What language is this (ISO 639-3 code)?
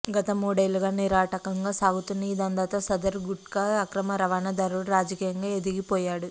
tel